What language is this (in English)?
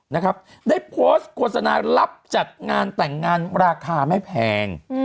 Thai